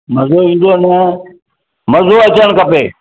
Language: Sindhi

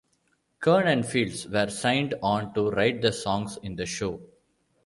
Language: English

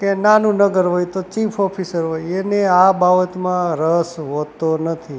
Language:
Gujarati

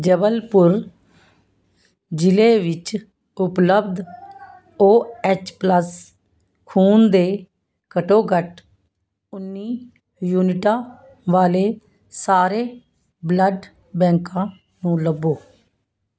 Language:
Punjabi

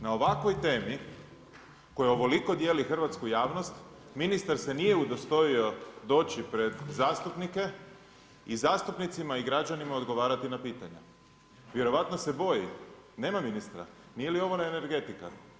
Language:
Croatian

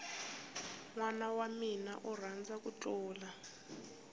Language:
Tsonga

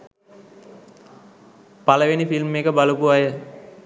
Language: Sinhala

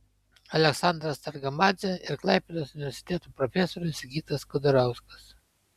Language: Lithuanian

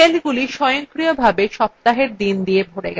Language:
Bangla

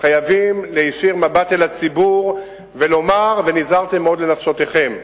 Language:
Hebrew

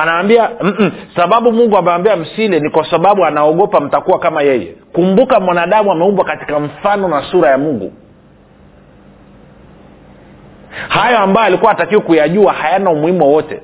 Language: Swahili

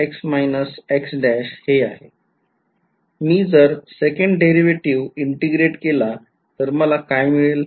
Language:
Marathi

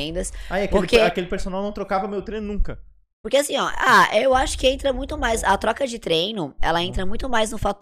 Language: Portuguese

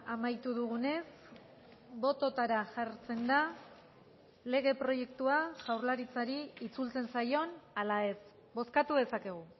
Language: Basque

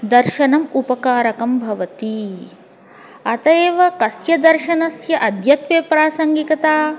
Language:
Sanskrit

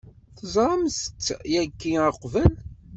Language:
Kabyle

